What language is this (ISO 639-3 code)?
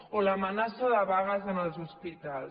cat